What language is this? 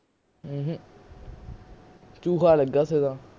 Punjabi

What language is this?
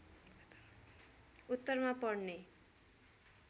Nepali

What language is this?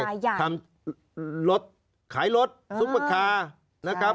Thai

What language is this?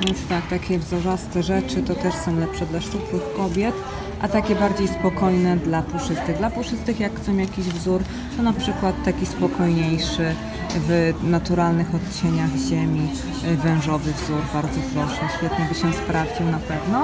Polish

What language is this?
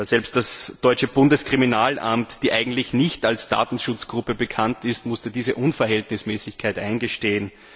German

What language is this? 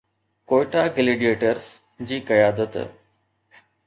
Sindhi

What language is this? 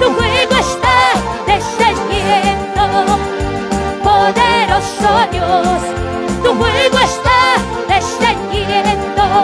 Spanish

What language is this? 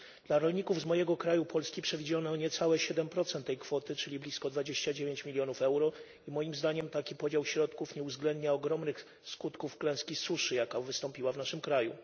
Polish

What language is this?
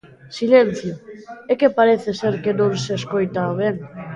Galician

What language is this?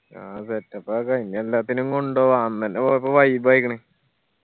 Malayalam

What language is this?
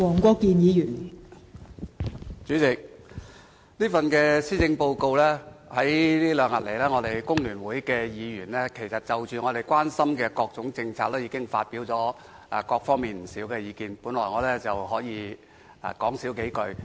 Cantonese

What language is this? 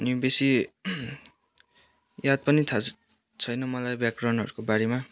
Nepali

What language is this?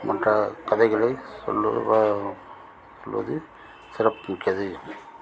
Tamil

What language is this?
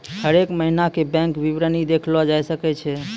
Maithili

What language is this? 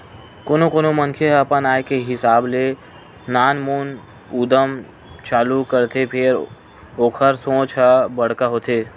Chhattisgarhi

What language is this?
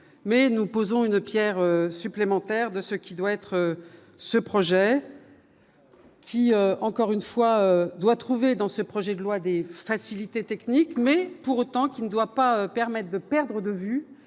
French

